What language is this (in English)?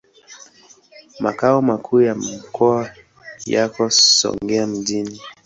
Swahili